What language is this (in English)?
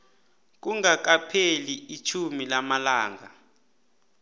South Ndebele